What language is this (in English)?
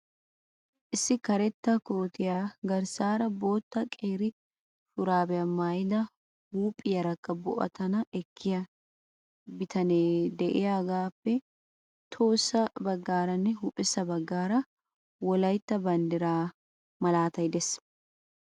Wolaytta